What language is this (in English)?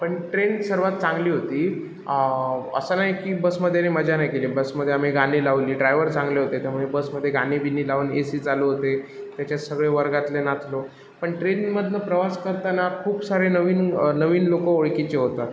Marathi